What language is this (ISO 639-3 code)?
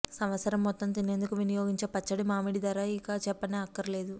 tel